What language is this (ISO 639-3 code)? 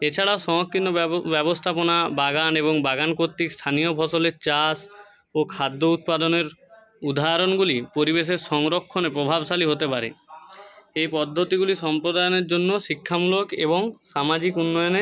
ben